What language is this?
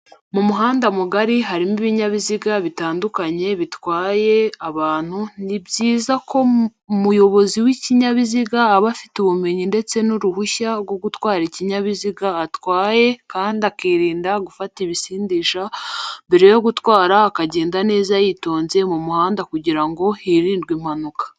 Kinyarwanda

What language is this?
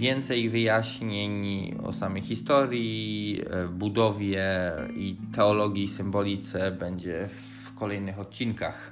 Polish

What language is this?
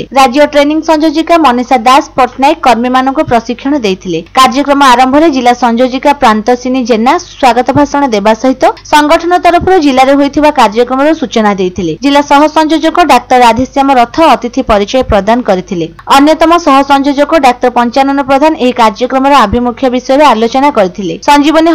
Romanian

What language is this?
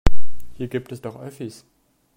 German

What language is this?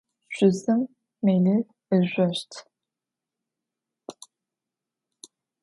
Adyghe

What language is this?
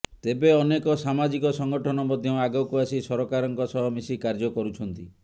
Odia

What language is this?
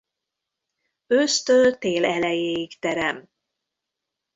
Hungarian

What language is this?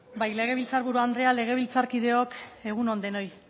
Basque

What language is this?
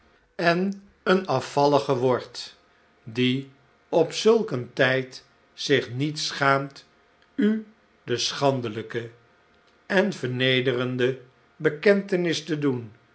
Dutch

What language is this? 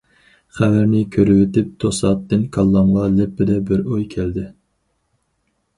Uyghur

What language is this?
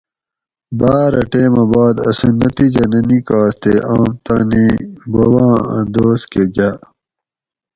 Gawri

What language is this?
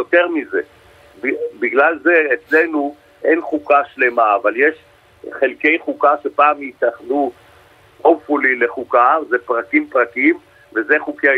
Hebrew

